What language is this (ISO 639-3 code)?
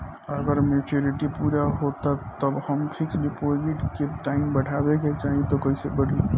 bho